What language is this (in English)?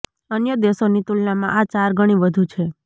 Gujarati